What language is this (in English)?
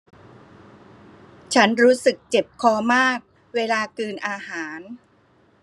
Thai